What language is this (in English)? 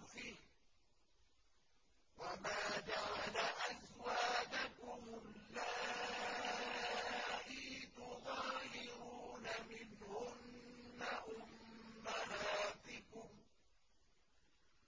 Arabic